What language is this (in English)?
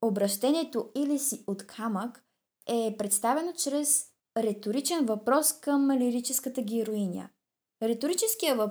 Bulgarian